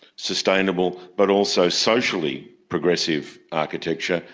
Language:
English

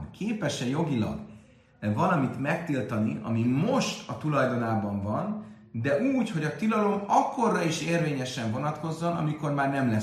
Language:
Hungarian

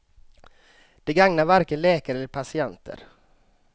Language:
Swedish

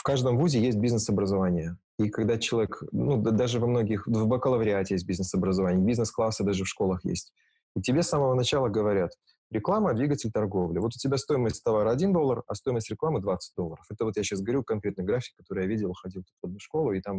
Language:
Russian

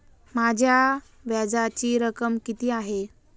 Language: Marathi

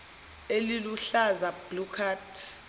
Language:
Zulu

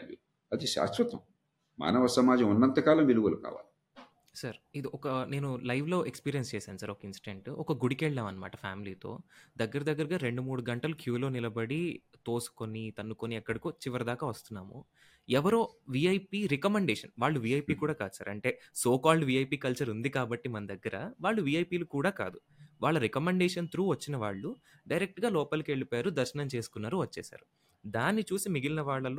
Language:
Telugu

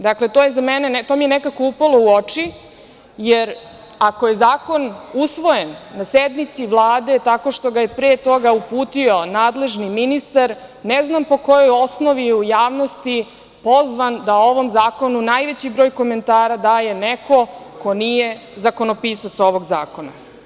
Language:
Serbian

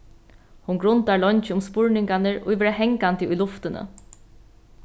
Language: Faroese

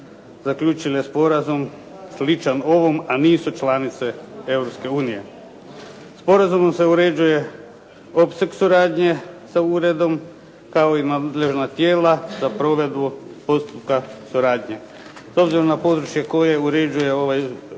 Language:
Croatian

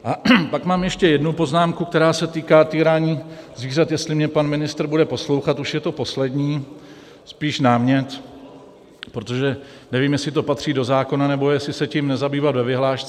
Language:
Czech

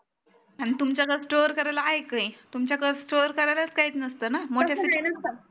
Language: Marathi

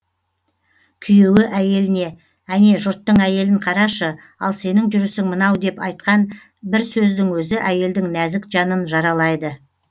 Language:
Kazakh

